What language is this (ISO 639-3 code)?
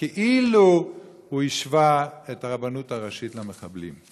heb